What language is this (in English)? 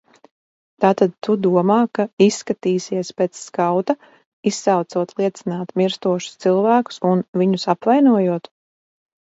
Latvian